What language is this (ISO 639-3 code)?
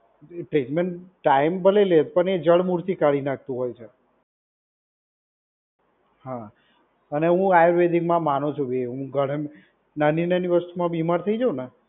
guj